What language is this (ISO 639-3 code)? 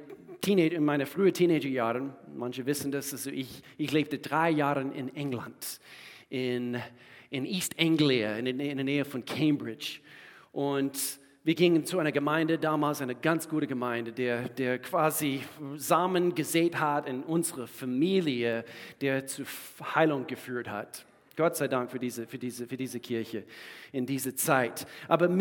deu